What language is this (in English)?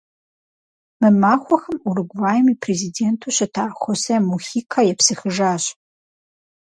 Kabardian